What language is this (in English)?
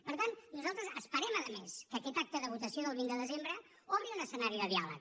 Catalan